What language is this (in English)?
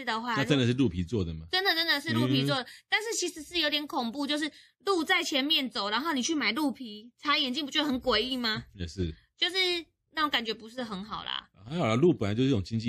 Chinese